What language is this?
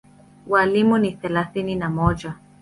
Swahili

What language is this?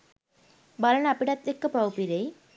Sinhala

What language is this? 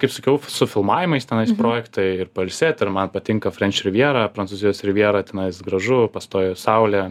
Lithuanian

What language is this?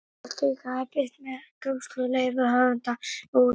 Icelandic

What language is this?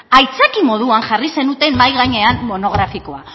Basque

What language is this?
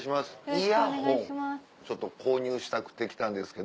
Japanese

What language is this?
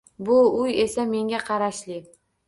Uzbek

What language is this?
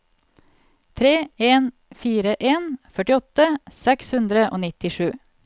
Norwegian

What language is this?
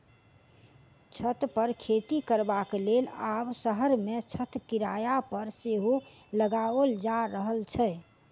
Maithili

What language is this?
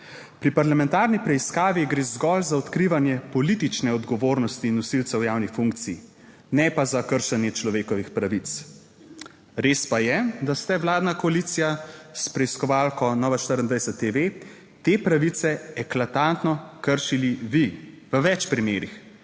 Slovenian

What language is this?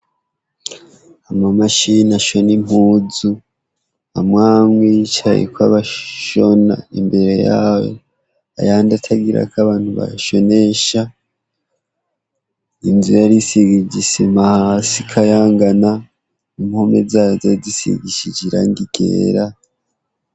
Rundi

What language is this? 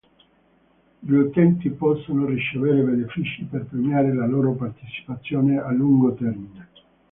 Italian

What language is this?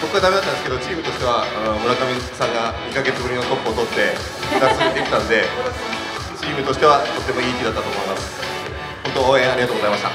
Japanese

